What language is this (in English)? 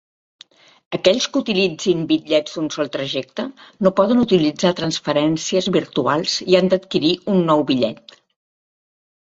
Catalan